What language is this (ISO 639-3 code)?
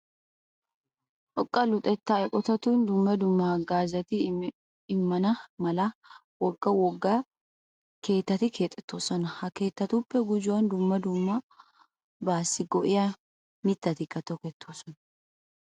wal